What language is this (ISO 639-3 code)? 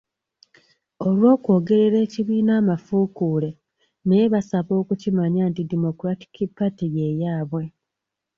lug